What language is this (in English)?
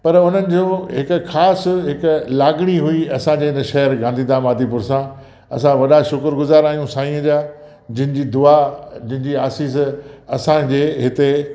Sindhi